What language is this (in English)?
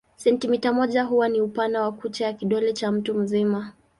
Swahili